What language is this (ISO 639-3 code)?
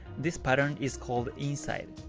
eng